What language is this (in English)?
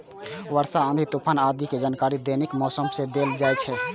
Maithili